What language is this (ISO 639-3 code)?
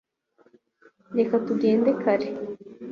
kin